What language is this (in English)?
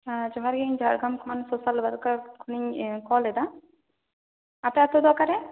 Santali